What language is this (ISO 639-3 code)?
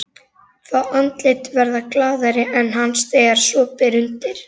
isl